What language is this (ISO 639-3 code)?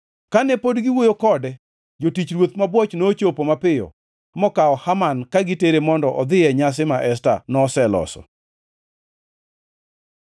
luo